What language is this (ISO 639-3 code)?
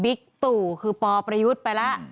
tha